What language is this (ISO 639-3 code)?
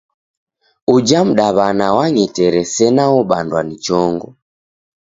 dav